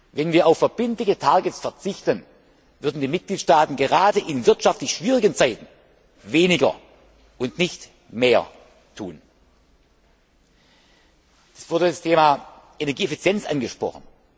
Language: German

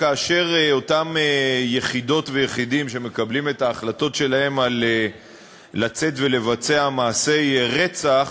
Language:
Hebrew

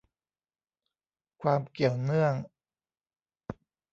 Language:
Thai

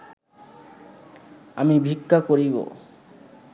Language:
Bangla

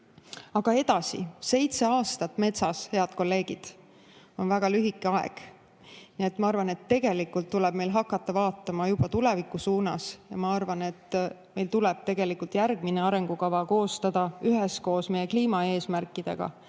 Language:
Estonian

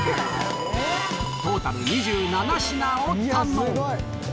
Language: Japanese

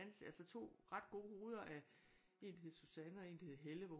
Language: Danish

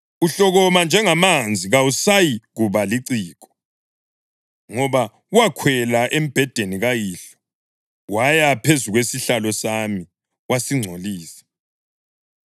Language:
North Ndebele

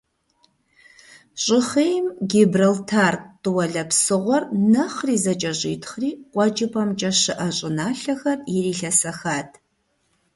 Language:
Kabardian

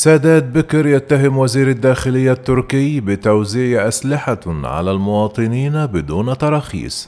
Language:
Arabic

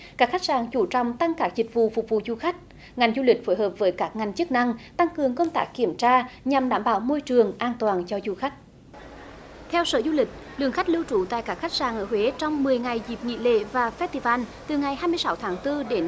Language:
Vietnamese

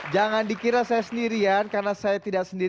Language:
Indonesian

